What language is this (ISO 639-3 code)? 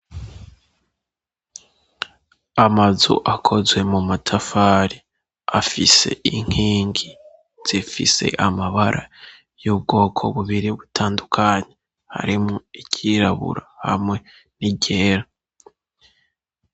run